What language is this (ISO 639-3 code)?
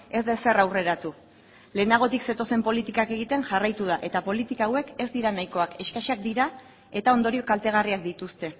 eus